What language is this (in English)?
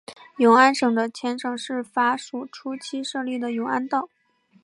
Chinese